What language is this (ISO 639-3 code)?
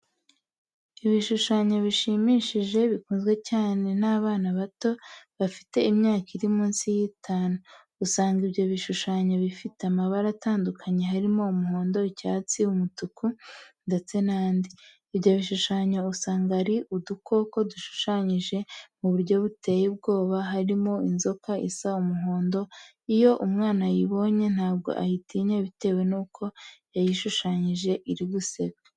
kin